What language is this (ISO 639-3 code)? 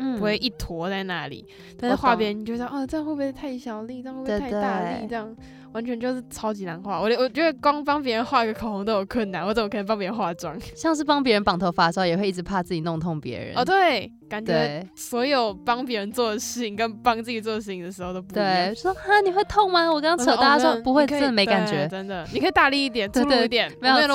zho